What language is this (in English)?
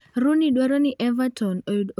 Luo (Kenya and Tanzania)